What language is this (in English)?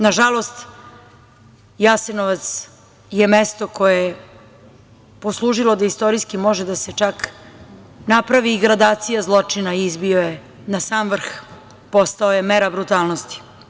Serbian